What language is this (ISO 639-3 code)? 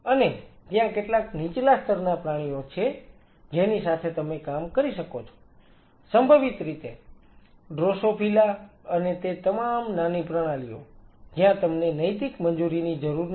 guj